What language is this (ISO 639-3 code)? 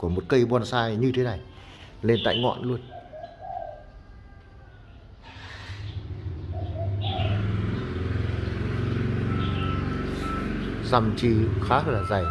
vie